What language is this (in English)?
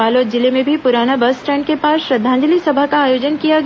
Hindi